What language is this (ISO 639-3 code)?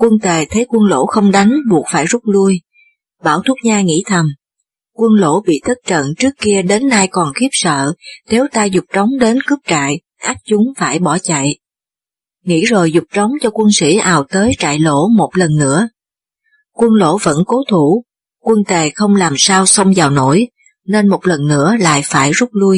vie